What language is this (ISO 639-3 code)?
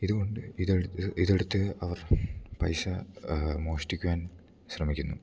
mal